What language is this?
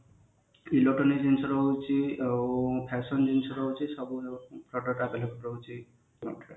Odia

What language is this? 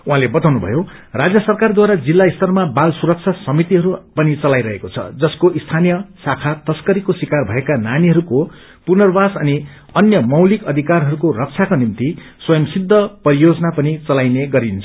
Nepali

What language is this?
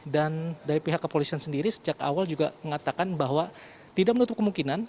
Indonesian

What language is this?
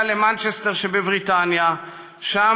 Hebrew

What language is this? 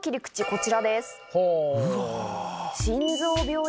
Japanese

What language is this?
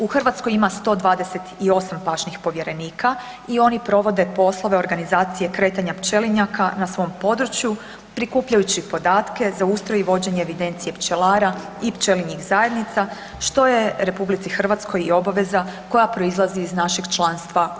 Croatian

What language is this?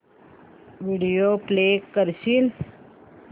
Marathi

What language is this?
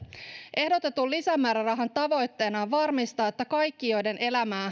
Finnish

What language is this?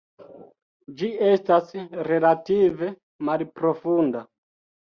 Esperanto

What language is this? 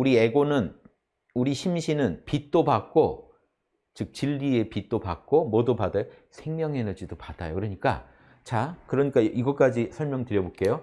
Korean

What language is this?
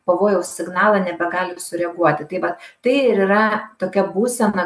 Lithuanian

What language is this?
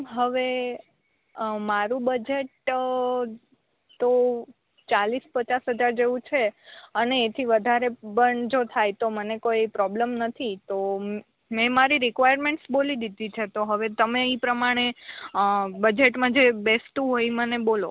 Gujarati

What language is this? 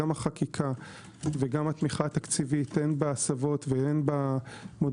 Hebrew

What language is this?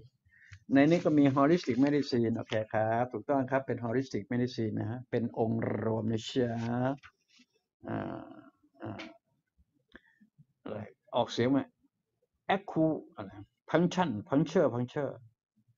Thai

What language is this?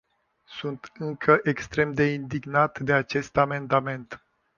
Romanian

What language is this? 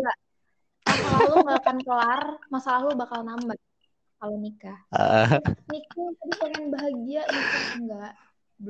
Indonesian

